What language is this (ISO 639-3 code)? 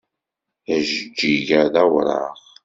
kab